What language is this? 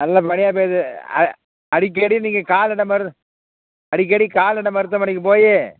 Tamil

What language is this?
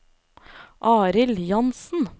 Norwegian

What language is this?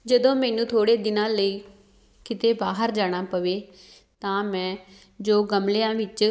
Punjabi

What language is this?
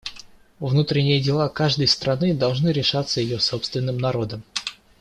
Russian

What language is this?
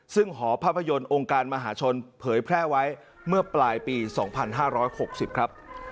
Thai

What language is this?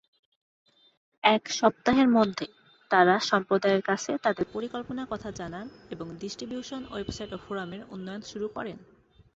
Bangla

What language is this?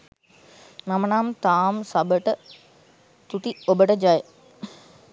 Sinhala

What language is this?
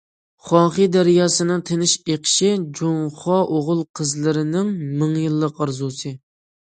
Uyghur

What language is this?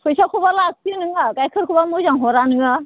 Bodo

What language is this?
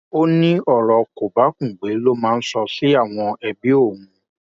Yoruba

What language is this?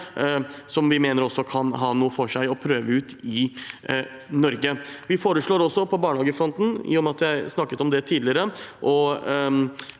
Norwegian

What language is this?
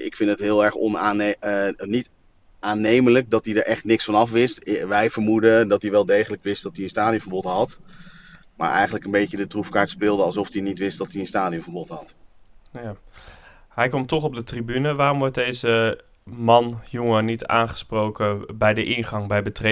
Dutch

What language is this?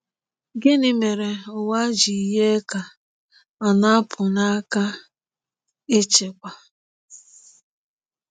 Igbo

